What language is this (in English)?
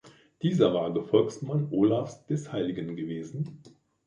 German